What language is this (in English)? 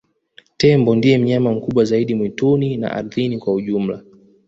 Swahili